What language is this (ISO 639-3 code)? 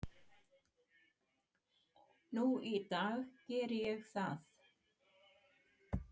isl